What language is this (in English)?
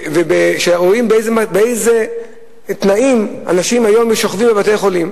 Hebrew